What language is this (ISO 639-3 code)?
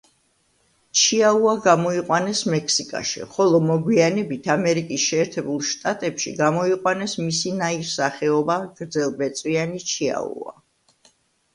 kat